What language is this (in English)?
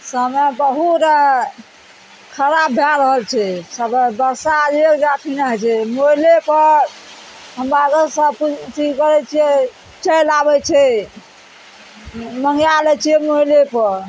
Maithili